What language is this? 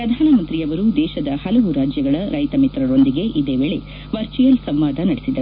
Kannada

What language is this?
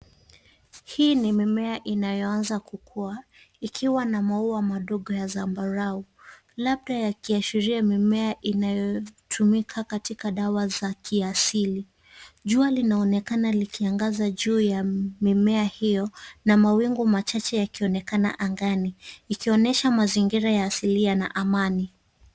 Swahili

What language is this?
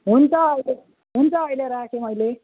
Nepali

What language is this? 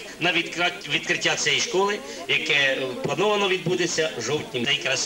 Ukrainian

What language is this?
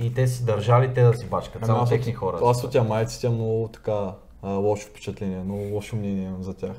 Bulgarian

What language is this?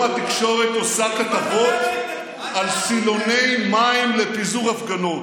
Hebrew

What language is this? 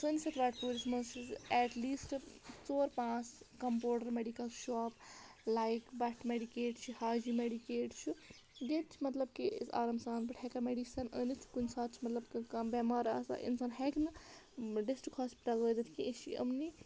Kashmiri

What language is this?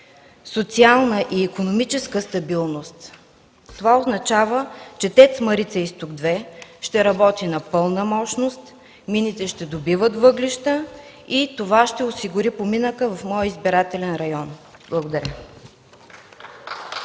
Bulgarian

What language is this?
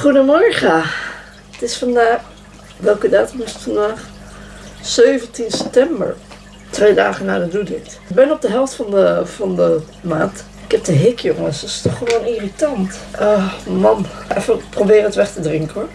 Dutch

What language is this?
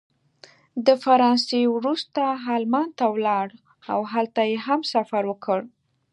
Pashto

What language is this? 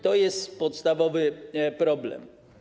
Polish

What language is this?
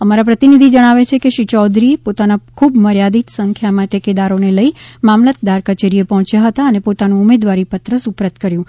Gujarati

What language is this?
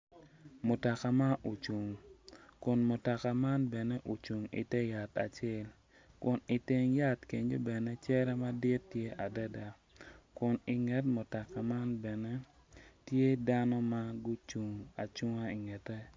Acoli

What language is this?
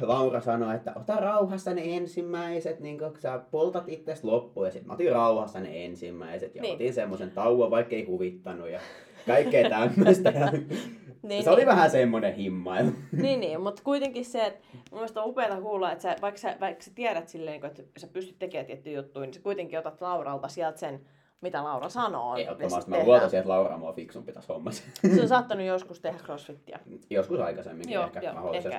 Finnish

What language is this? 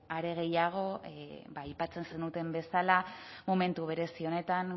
Basque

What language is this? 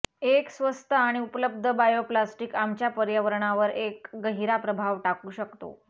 Marathi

